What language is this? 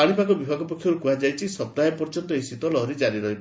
Odia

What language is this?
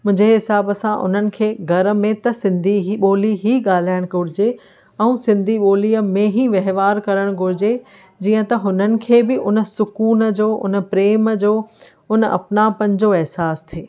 Sindhi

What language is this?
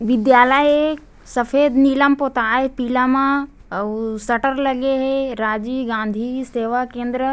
Chhattisgarhi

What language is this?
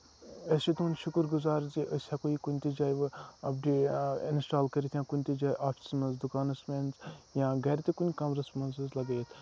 Kashmiri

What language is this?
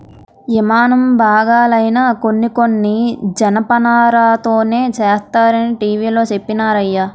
Telugu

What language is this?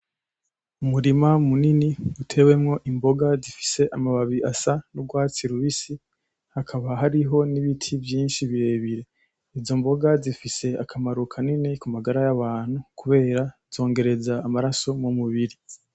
Rundi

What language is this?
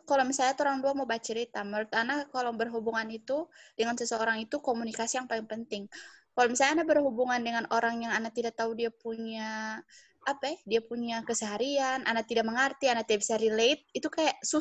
Indonesian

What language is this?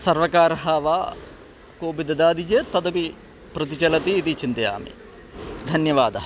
Sanskrit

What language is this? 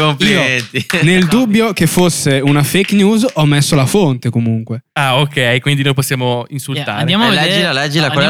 Italian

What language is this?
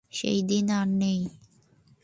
Bangla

